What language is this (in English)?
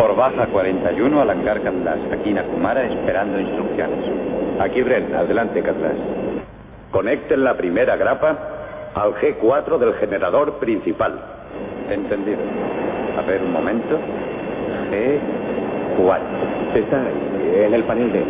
Spanish